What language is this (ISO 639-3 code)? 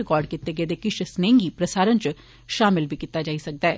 doi